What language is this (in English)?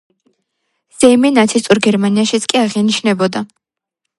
Georgian